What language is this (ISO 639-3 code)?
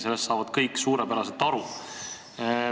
est